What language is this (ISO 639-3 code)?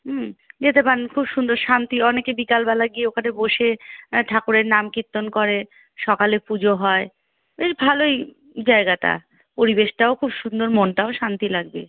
ben